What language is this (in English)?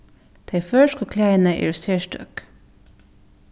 Faroese